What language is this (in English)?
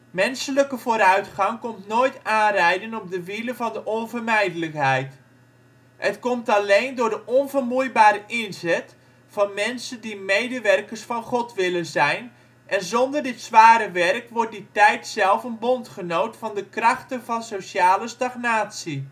Dutch